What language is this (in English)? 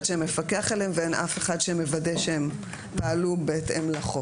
Hebrew